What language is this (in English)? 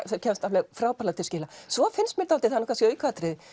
Icelandic